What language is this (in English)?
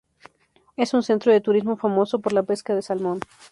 Spanish